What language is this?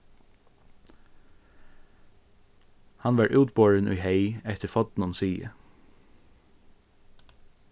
Faroese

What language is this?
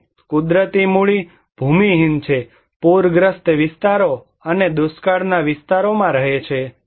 Gujarati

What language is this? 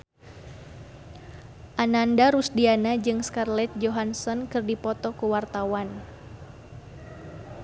Sundanese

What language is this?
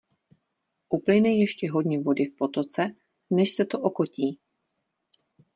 Czech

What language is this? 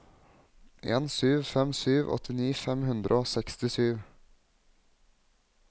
Norwegian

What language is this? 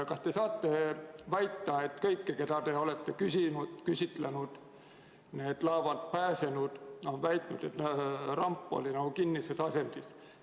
Estonian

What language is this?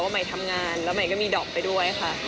Thai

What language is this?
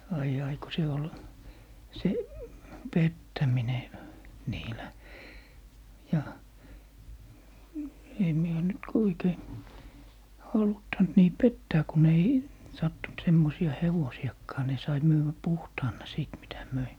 Finnish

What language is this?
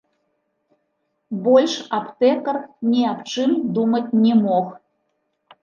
Belarusian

